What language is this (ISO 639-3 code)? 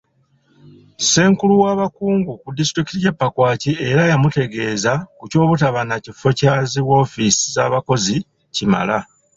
lug